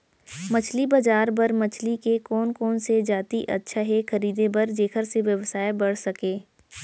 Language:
Chhattisgarhi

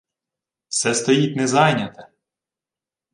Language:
Ukrainian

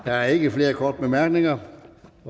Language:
Danish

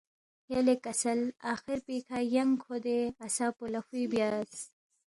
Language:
Balti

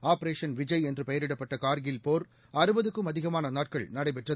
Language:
Tamil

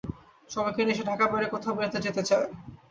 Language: Bangla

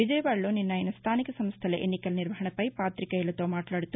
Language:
Telugu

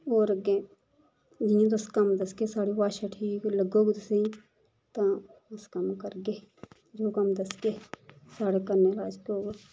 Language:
Dogri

